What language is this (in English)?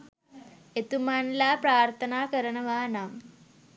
Sinhala